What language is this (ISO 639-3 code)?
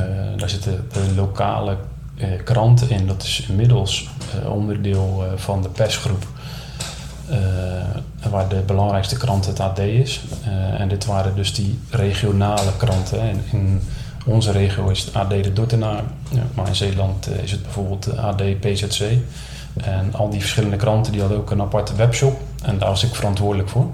nld